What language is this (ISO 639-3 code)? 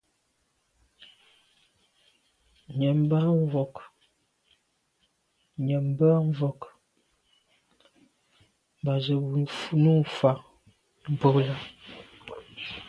byv